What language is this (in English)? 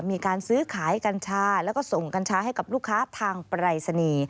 Thai